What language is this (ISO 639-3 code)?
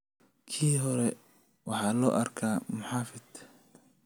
som